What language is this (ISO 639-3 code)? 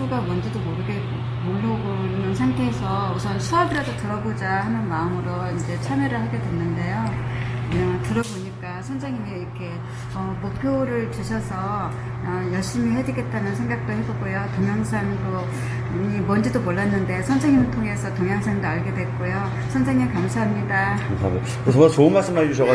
kor